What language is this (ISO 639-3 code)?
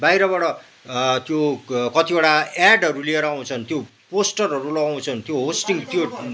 nep